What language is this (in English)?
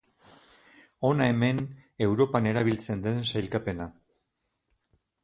Basque